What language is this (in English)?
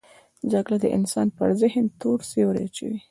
Pashto